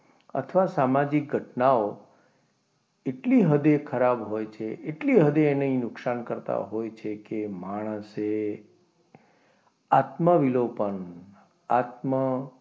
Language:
Gujarati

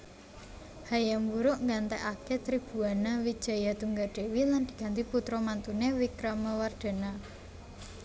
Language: Javanese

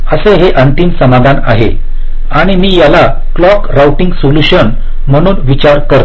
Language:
Marathi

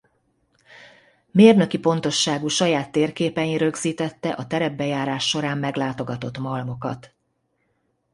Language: Hungarian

